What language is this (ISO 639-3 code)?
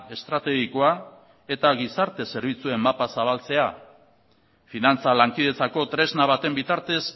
eus